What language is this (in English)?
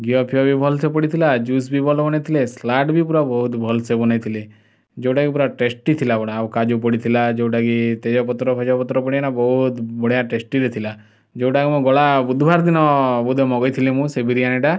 Odia